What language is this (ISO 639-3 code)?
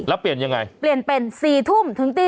tha